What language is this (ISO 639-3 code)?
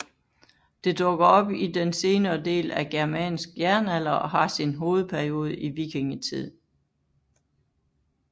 dan